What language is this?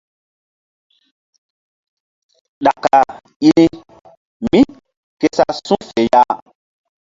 Mbum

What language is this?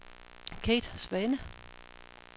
Danish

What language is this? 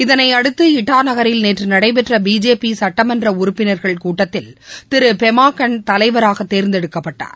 Tamil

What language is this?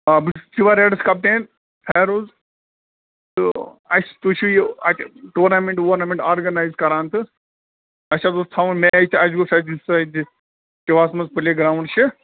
Kashmiri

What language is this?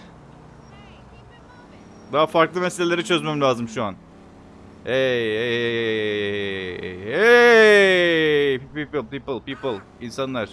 Turkish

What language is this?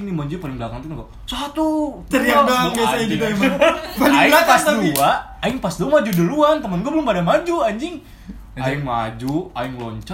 Indonesian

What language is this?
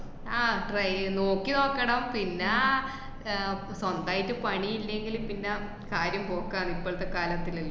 Malayalam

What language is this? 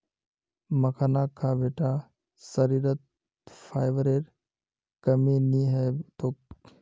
Magahi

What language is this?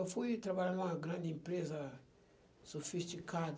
Portuguese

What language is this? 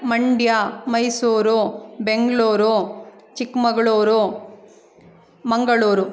Kannada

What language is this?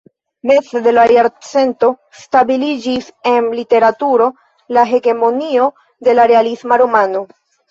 Esperanto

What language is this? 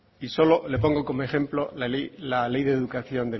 Spanish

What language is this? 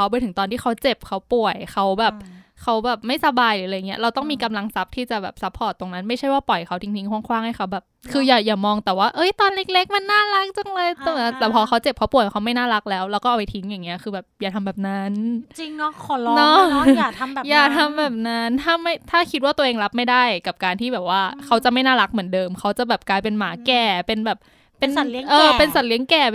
Thai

